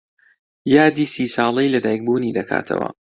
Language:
Central Kurdish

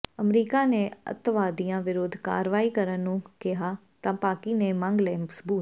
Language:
Punjabi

